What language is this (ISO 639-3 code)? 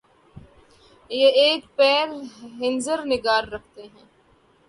urd